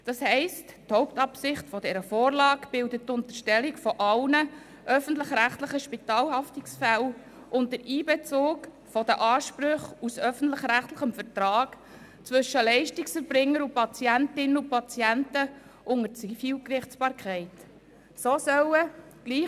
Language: Swiss German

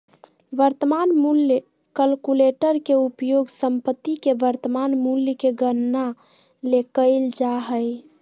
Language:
Magahi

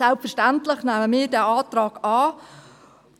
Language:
Swiss German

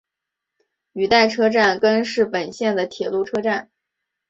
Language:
Chinese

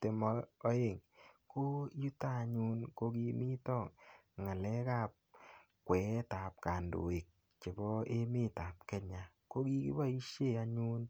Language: Kalenjin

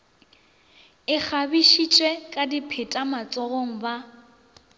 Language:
Northern Sotho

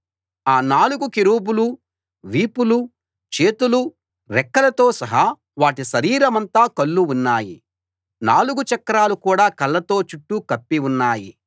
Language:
Telugu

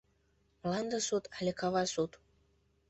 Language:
Mari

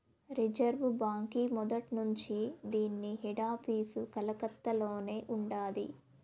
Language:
Telugu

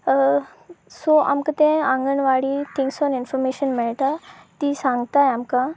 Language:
Konkani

